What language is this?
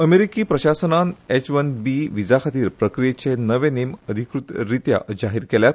Konkani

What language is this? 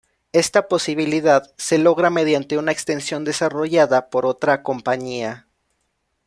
Spanish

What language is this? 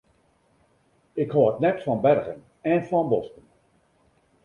Western Frisian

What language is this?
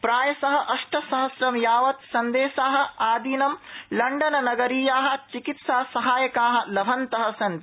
Sanskrit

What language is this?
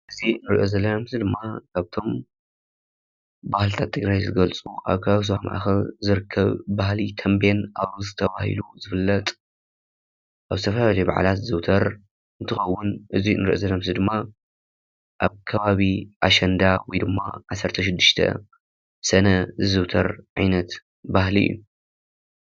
Tigrinya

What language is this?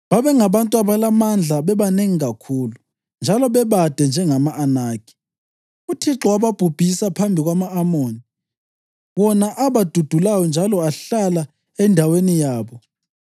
North Ndebele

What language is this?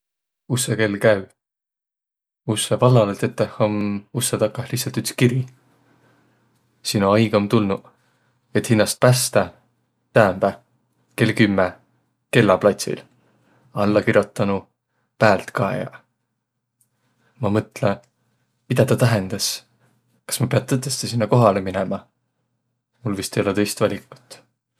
Võro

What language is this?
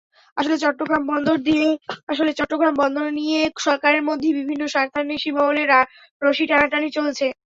Bangla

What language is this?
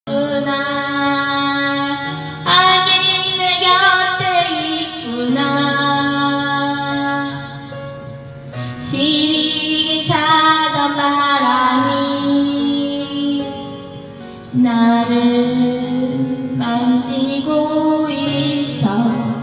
Korean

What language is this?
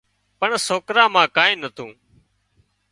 Wadiyara Koli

